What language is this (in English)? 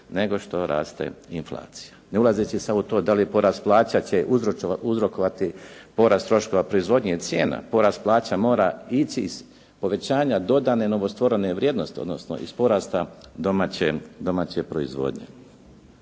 Croatian